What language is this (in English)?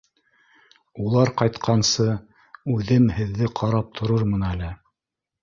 Bashkir